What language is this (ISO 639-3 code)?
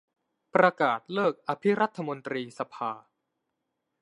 tha